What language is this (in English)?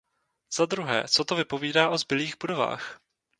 Czech